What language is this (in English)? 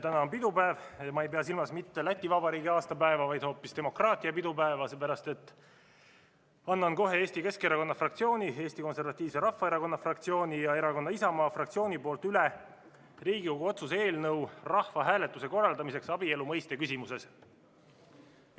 Estonian